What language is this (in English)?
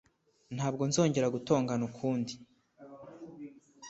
Kinyarwanda